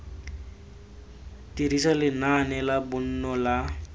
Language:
Tswana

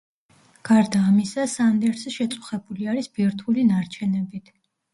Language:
Georgian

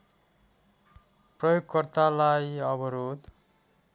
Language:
Nepali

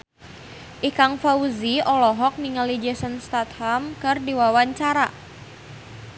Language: Sundanese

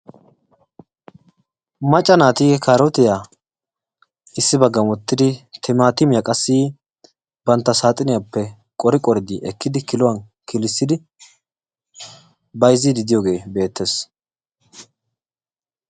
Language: Wolaytta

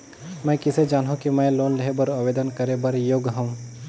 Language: Chhattisgarhi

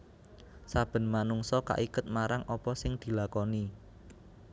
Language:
Javanese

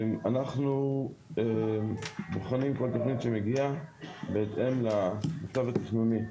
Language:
Hebrew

